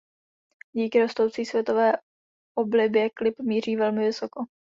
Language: Czech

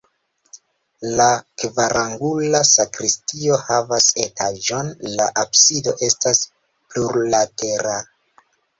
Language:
Esperanto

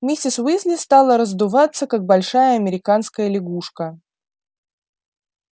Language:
Russian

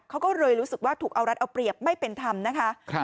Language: Thai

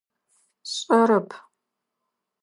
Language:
Adyghe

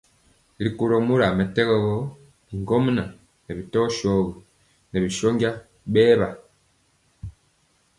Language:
Mpiemo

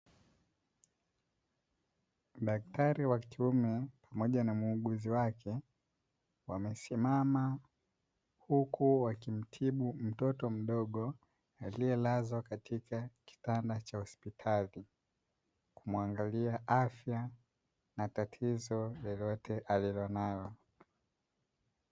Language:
Swahili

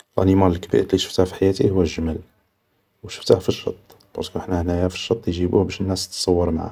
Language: Algerian Arabic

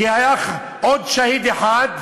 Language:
Hebrew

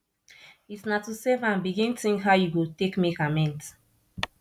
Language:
Nigerian Pidgin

